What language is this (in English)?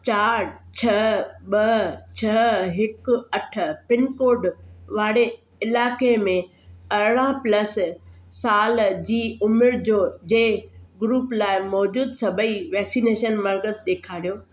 Sindhi